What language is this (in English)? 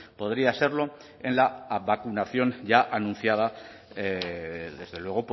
Spanish